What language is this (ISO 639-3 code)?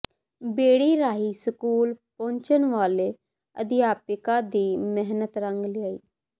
pan